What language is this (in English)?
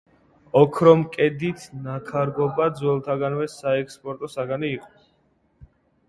Georgian